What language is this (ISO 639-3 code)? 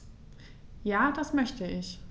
deu